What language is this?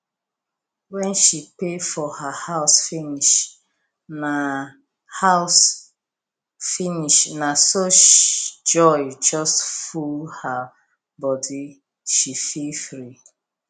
Nigerian Pidgin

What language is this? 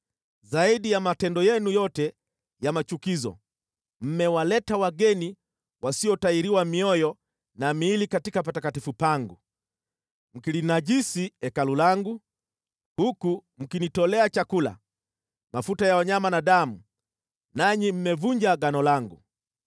Swahili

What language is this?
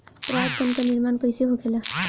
Bhojpuri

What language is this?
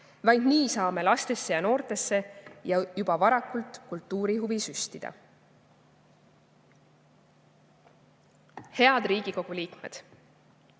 Estonian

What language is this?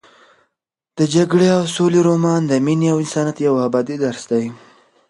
Pashto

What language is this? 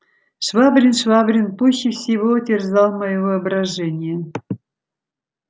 Russian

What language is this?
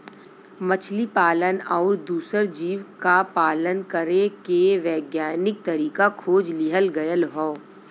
Bhojpuri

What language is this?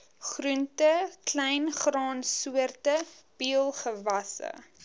Afrikaans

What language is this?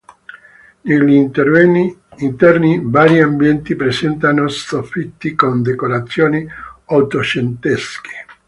Italian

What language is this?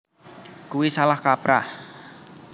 Javanese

